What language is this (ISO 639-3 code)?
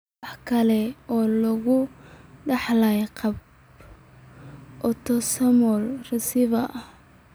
som